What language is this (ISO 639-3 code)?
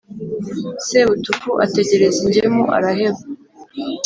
kin